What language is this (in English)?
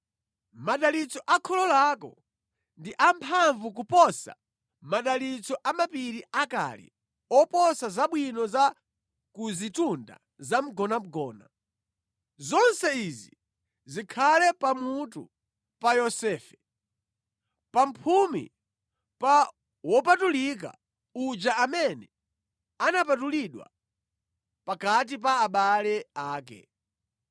Nyanja